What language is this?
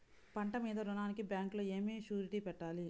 Telugu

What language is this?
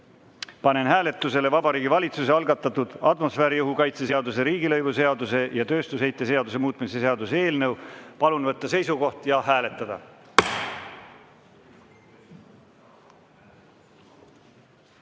Estonian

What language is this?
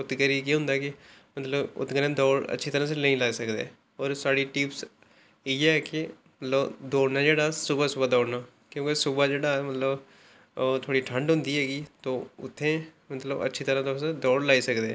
Dogri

